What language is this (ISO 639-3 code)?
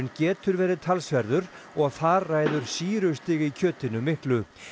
isl